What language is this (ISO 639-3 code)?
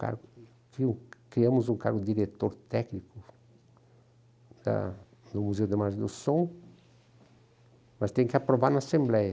por